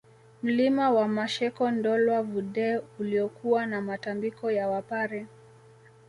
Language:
Swahili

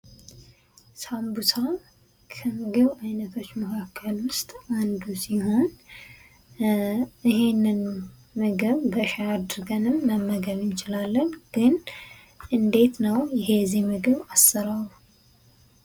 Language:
Amharic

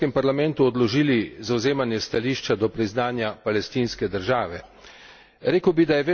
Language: Slovenian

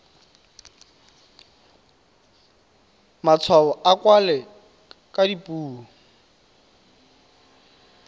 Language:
Tswana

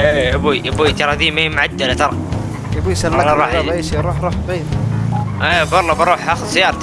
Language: Arabic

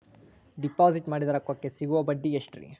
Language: Kannada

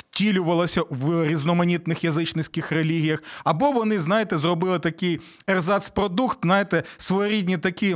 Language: Ukrainian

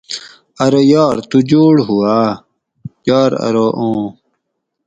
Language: Gawri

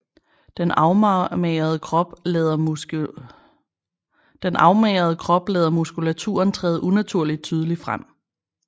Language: Danish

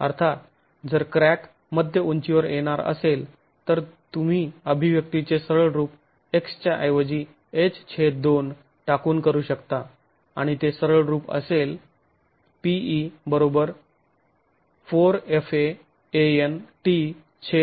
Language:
Marathi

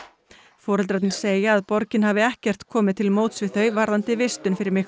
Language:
Icelandic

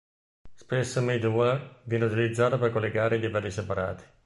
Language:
Italian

